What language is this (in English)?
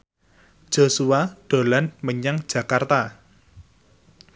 Javanese